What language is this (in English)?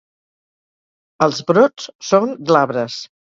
Catalan